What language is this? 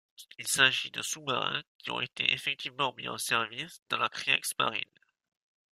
French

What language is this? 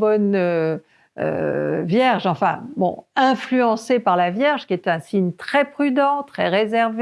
French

